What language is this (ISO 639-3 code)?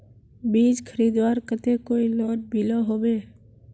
mag